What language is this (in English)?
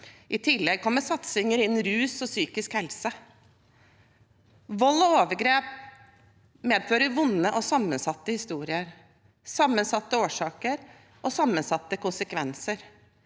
Norwegian